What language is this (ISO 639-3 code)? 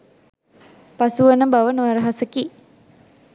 sin